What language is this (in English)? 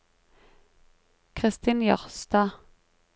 Norwegian